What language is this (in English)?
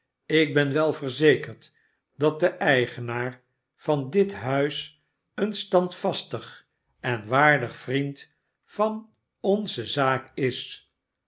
Dutch